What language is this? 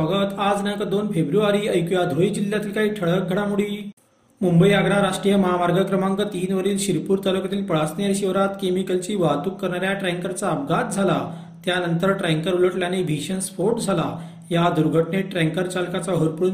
Marathi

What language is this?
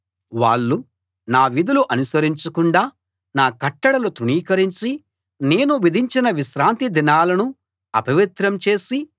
Telugu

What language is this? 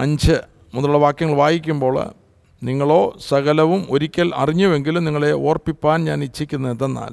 Malayalam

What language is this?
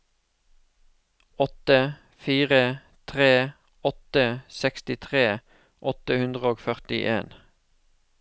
Norwegian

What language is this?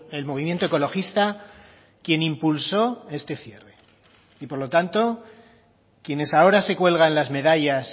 Spanish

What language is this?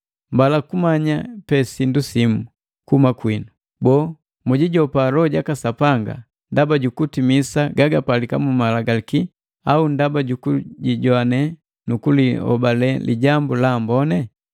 Matengo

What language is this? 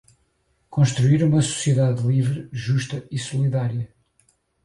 Portuguese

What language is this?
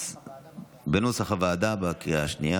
Hebrew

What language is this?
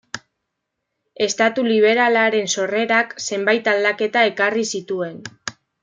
Basque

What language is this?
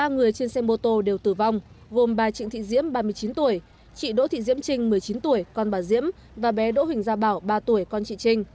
Vietnamese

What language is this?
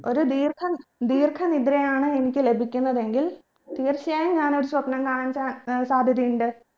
Malayalam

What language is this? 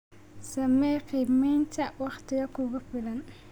Somali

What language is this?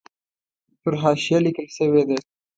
Pashto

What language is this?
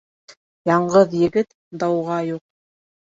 Bashkir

